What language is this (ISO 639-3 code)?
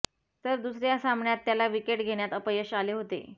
mar